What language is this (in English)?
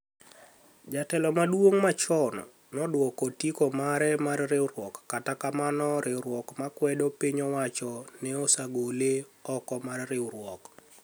Luo (Kenya and Tanzania)